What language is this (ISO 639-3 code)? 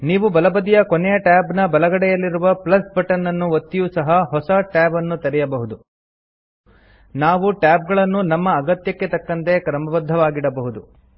kan